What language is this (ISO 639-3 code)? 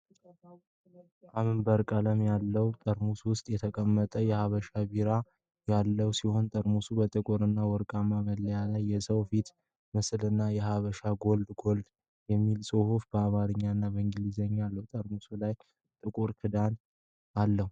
amh